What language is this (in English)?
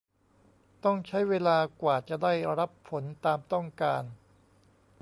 Thai